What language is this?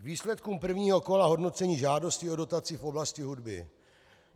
Czech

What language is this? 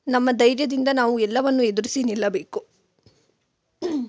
Kannada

